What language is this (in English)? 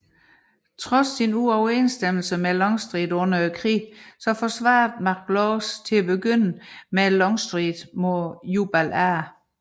Danish